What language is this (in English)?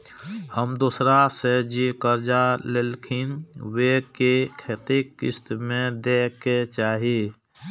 Maithili